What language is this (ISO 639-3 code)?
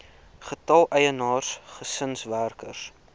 afr